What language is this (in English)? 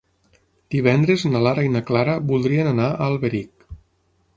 Catalan